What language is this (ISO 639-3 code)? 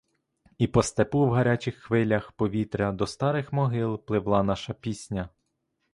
ukr